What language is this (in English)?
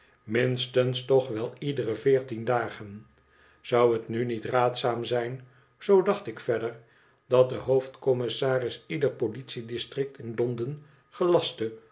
Dutch